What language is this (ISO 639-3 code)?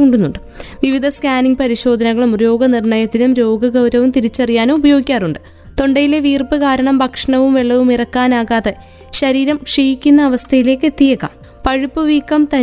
mal